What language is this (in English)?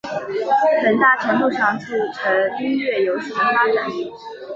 Chinese